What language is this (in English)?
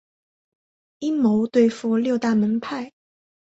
Chinese